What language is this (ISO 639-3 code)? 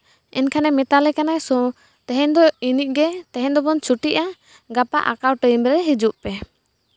sat